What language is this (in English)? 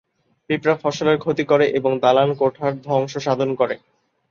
Bangla